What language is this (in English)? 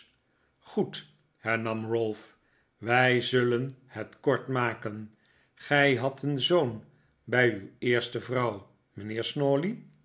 Dutch